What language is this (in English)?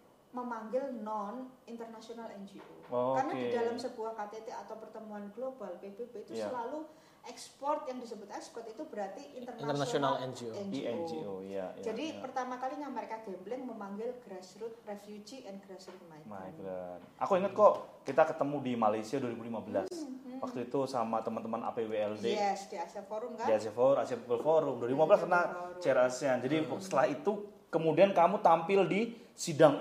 Indonesian